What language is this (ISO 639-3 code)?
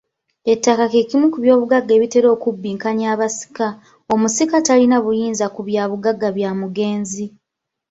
lug